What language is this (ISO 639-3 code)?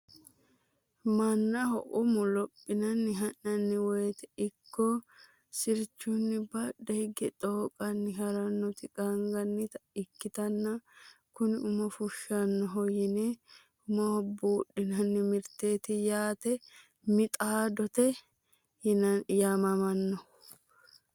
sid